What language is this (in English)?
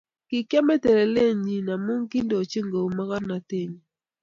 Kalenjin